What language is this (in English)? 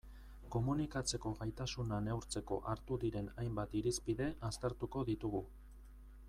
Basque